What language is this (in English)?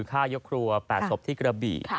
Thai